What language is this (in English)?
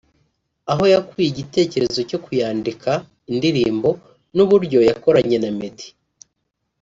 Kinyarwanda